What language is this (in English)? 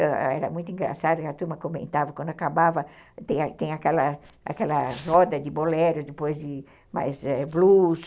Portuguese